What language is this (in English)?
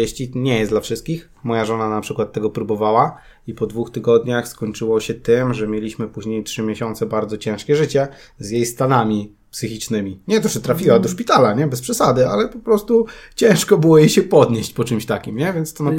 Polish